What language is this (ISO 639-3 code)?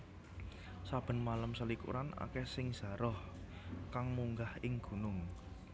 jav